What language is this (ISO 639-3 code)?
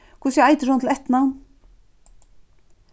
fao